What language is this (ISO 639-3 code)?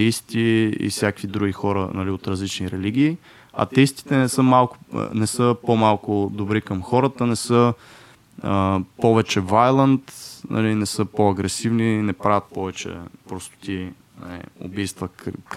bul